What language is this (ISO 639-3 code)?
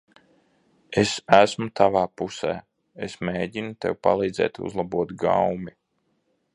lav